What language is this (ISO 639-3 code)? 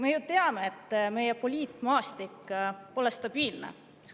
est